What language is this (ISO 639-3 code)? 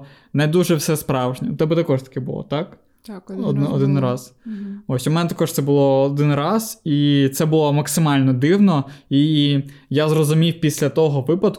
ukr